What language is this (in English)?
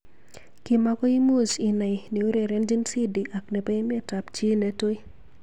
Kalenjin